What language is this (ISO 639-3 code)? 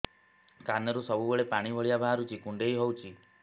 ori